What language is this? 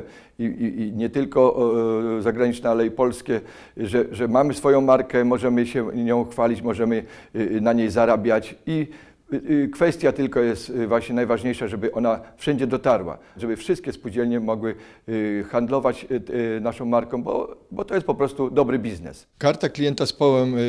Polish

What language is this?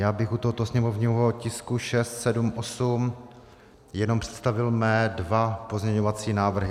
Czech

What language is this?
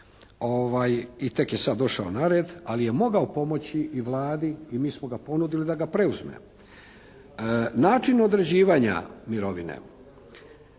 Croatian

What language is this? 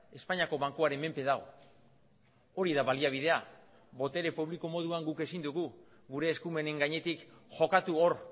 Basque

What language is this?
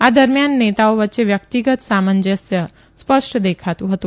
Gujarati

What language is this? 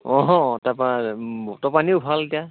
Assamese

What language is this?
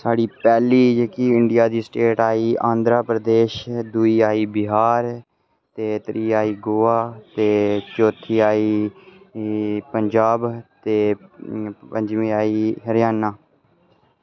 Dogri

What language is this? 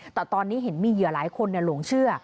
Thai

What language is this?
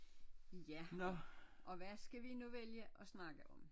Danish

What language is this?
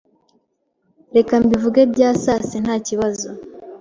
Kinyarwanda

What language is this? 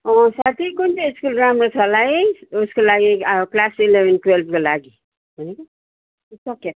Nepali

